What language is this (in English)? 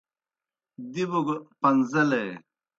Kohistani Shina